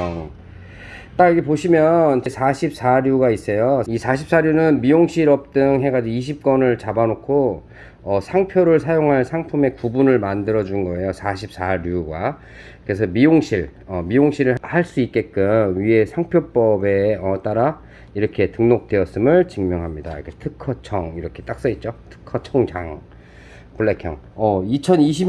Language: Korean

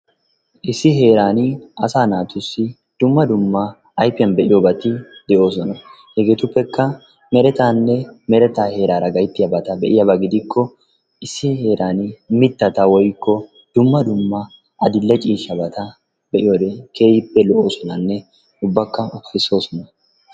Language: Wolaytta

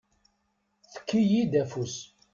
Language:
Kabyle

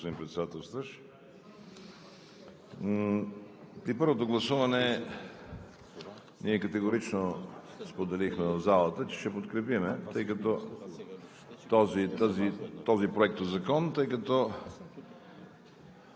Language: Bulgarian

